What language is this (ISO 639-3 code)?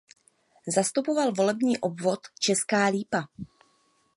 ces